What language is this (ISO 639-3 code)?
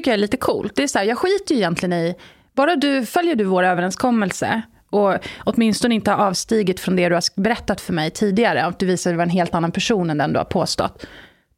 swe